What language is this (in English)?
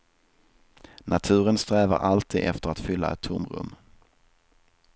Swedish